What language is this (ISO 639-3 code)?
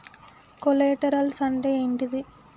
tel